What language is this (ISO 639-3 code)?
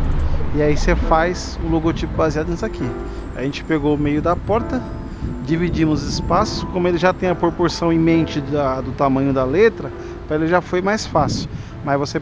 por